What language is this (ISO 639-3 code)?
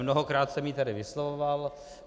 ces